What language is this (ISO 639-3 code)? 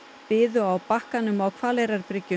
isl